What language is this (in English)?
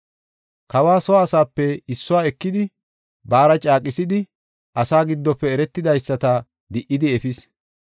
Gofa